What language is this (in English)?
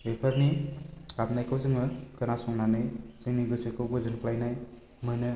Bodo